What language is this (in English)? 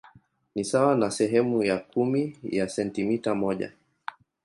Swahili